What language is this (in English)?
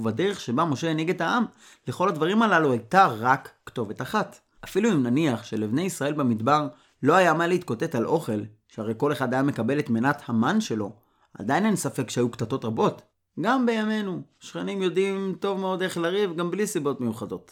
Hebrew